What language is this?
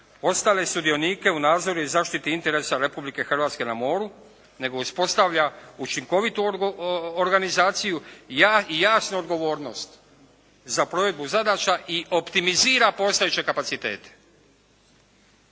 Croatian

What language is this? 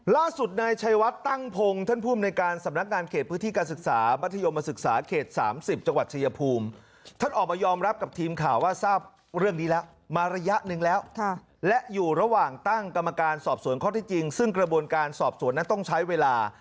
Thai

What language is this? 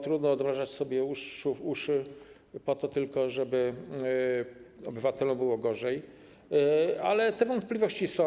Polish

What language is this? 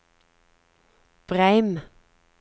Norwegian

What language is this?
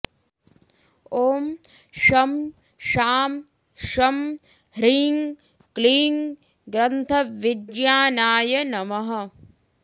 Sanskrit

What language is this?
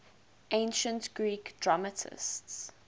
English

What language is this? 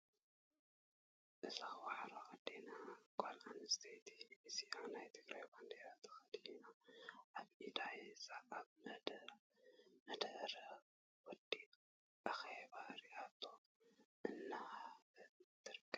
Tigrinya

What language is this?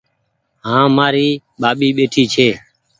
Goaria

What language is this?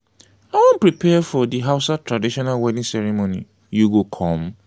Nigerian Pidgin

